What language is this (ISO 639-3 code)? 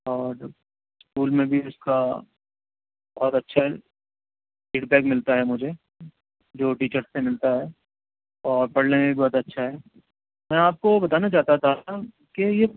urd